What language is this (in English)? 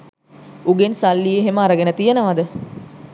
Sinhala